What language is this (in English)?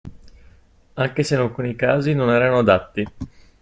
Italian